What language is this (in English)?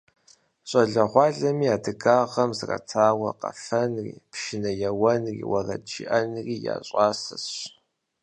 Kabardian